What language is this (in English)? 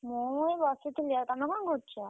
Odia